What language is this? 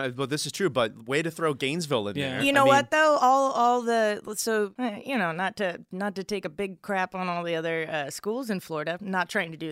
English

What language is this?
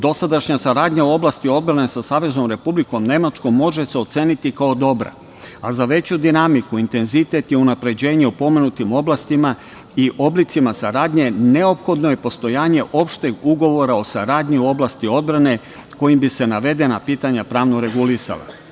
Serbian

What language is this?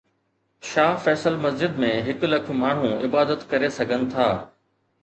Sindhi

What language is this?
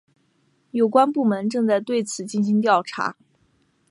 Chinese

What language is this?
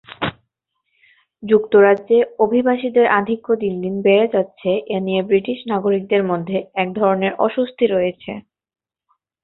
Bangla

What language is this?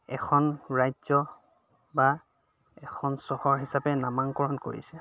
Assamese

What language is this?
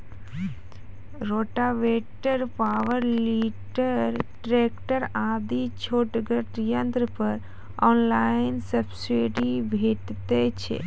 Maithili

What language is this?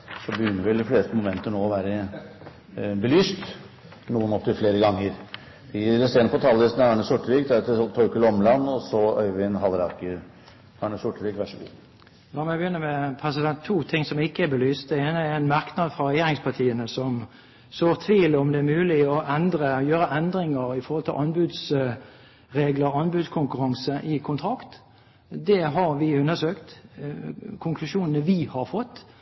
Norwegian Bokmål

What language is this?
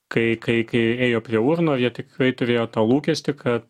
Lithuanian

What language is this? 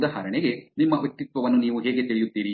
Kannada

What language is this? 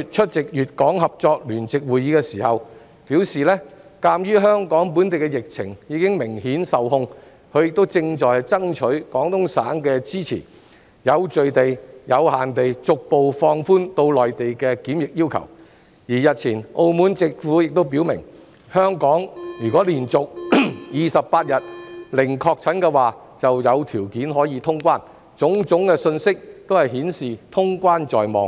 Cantonese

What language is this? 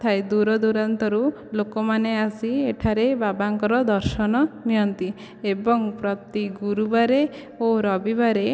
Odia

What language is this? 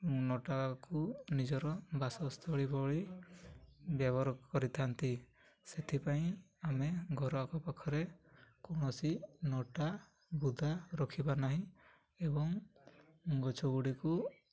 Odia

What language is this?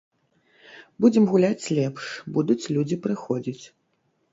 Belarusian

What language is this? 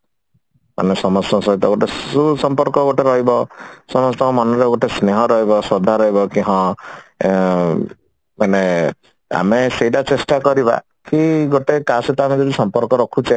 Odia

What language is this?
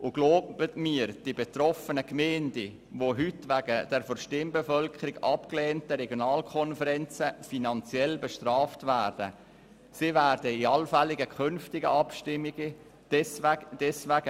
Swiss German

